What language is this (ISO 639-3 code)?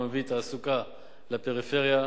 heb